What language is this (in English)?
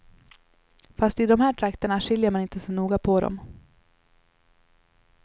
Swedish